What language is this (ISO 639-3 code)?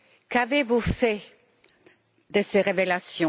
fra